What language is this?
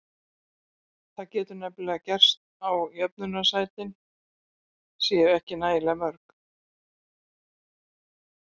Icelandic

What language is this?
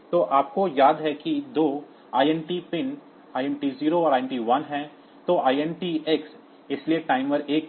Hindi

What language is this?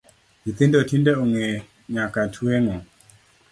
Luo (Kenya and Tanzania)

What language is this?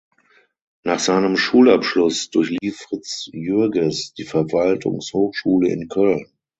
German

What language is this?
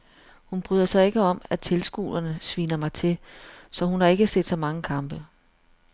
Danish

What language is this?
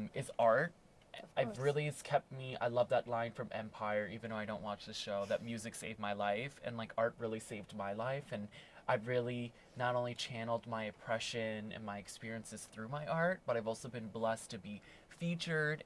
English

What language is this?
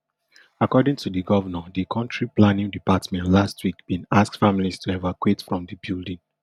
Nigerian Pidgin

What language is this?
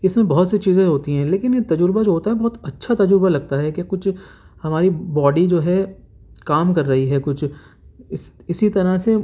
Urdu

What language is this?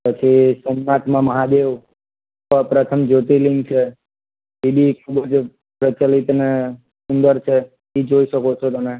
Gujarati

